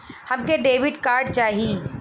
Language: Bhojpuri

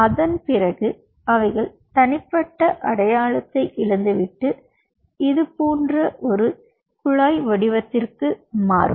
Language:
Tamil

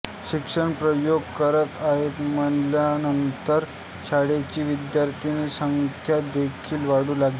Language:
Marathi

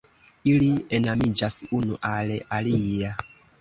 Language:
Esperanto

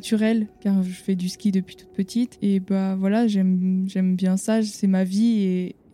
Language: French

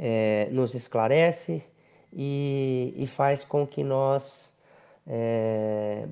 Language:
Portuguese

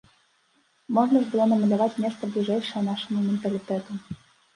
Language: Belarusian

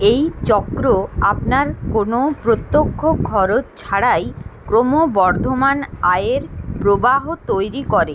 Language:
Bangla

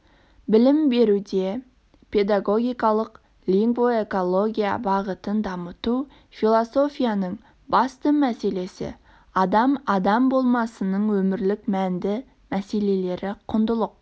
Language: Kazakh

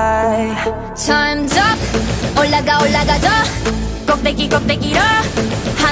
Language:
Korean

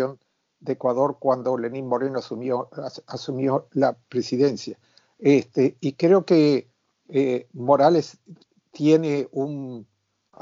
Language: Spanish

